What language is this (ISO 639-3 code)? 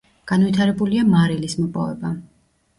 kat